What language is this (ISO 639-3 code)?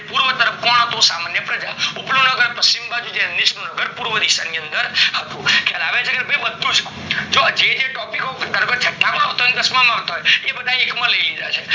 guj